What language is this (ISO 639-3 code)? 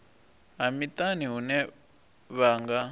ven